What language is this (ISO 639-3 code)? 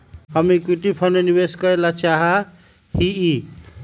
mag